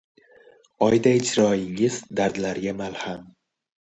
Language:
Uzbek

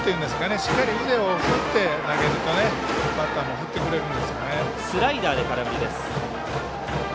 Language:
Japanese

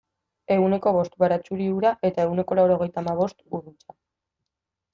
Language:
Basque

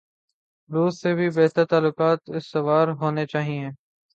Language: Urdu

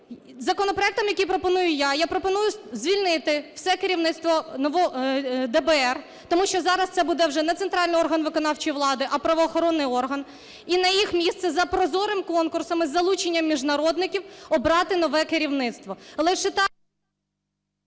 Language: Ukrainian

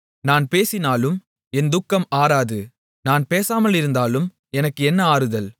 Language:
Tamil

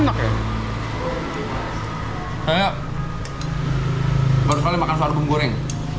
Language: Indonesian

